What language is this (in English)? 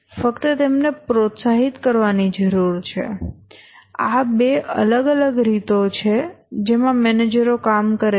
Gujarati